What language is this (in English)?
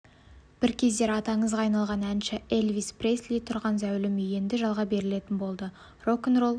Kazakh